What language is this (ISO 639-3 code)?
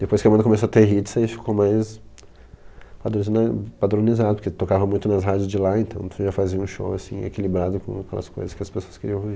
por